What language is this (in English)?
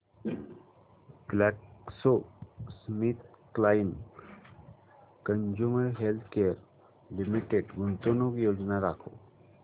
Marathi